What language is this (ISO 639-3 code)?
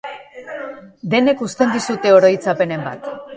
eus